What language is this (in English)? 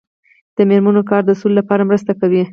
Pashto